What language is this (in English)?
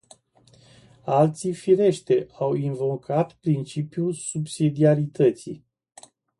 Romanian